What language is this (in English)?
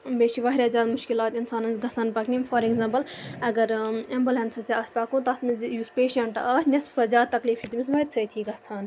Kashmiri